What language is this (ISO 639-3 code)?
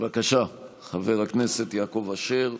heb